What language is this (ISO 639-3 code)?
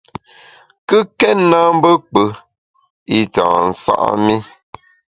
bax